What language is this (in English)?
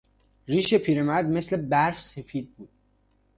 Persian